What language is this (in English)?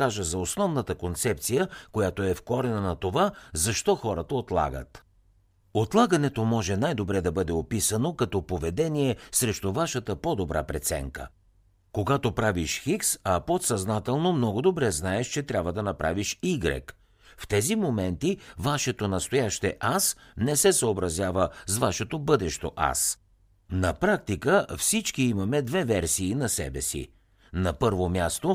Bulgarian